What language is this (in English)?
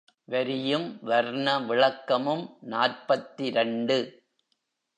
Tamil